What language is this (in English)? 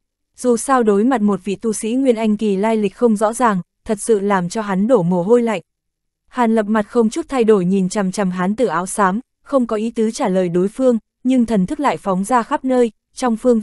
Vietnamese